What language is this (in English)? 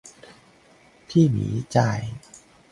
Thai